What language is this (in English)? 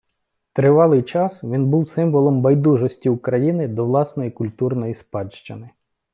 Ukrainian